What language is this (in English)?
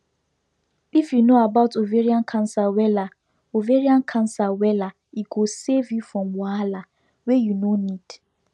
Nigerian Pidgin